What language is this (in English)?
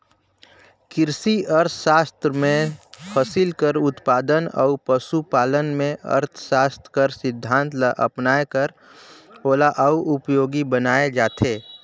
Chhattisgarhi